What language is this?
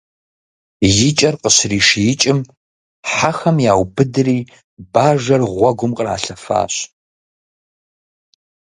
Kabardian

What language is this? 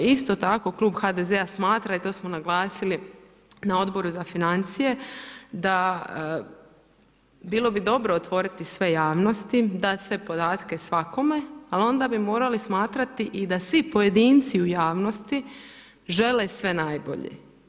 Croatian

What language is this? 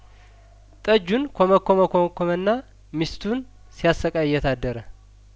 Amharic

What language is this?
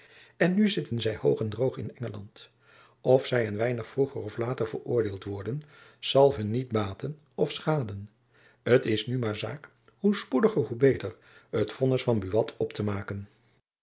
Dutch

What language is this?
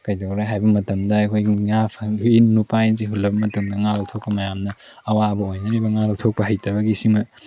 Manipuri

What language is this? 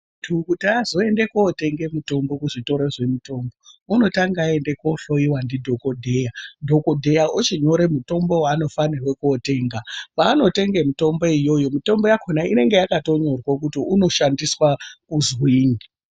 Ndau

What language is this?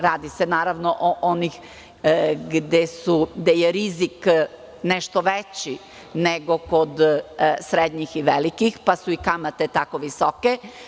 Serbian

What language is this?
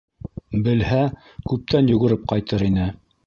Bashkir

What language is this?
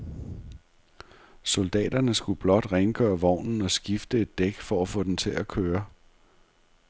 Danish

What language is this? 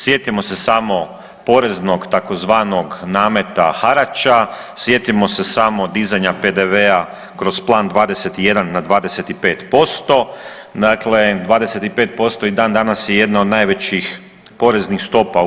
Croatian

